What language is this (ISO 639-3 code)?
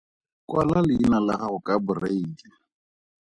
tsn